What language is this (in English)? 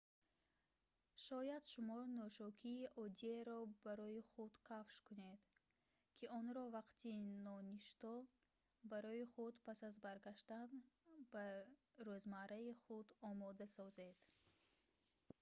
Tajik